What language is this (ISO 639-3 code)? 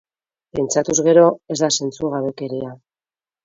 eus